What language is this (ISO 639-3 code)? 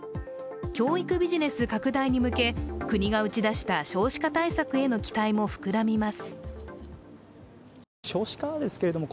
jpn